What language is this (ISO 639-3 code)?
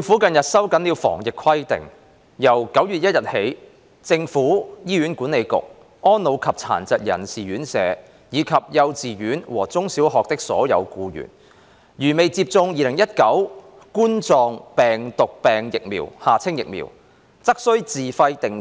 yue